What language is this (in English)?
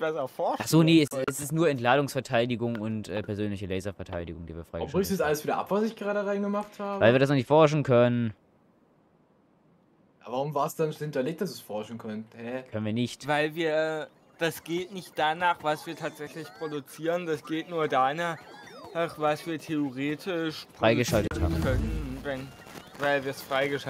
German